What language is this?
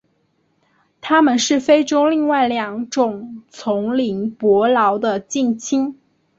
Chinese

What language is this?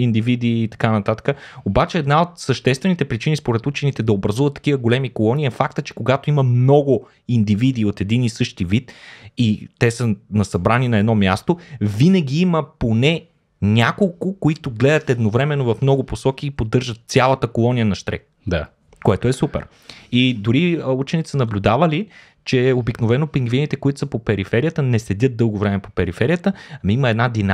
Bulgarian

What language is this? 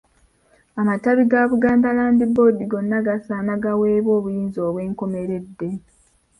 Ganda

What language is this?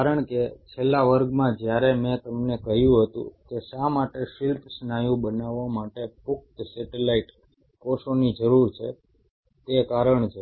Gujarati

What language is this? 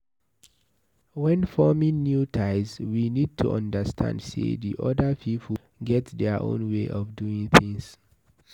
Nigerian Pidgin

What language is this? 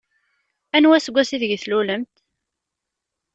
Kabyle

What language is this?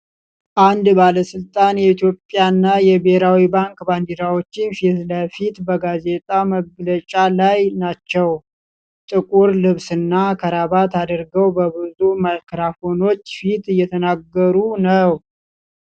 Amharic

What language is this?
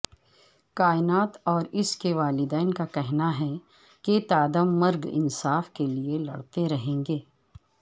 Urdu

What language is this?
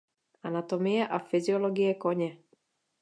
Czech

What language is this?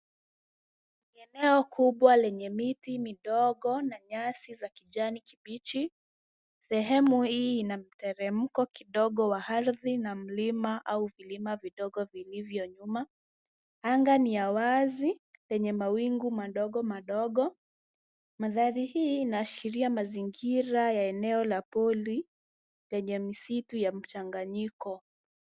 Swahili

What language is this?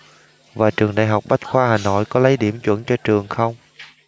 Vietnamese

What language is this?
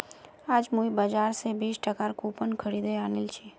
Magahi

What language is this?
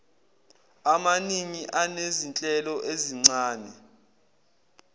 Zulu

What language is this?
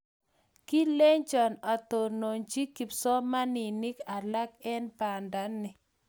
Kalenjin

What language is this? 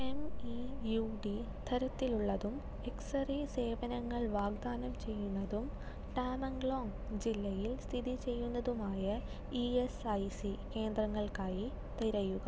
Malayalam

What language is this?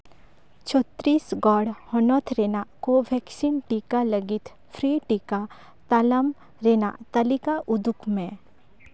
Santali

